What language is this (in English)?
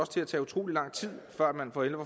Danish